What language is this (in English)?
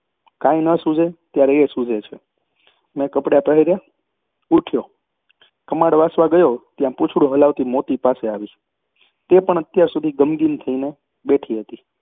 Gujarati